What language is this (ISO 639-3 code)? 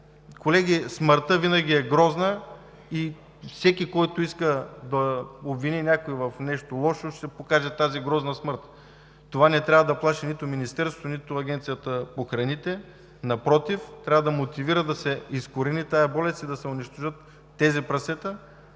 bul